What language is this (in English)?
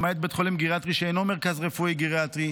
Hebrew